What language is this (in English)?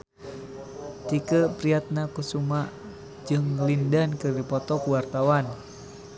Sundanese